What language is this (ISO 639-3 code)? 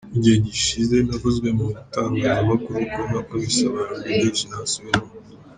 kin